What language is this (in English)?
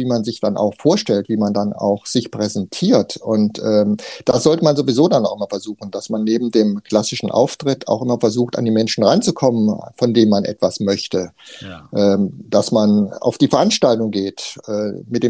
German